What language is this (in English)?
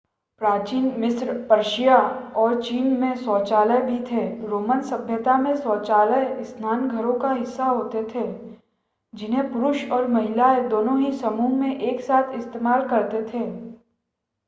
Hindi